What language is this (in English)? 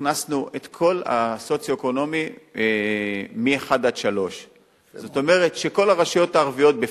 Hebrew